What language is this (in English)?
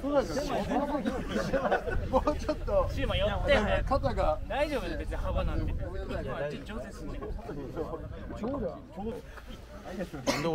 Japanese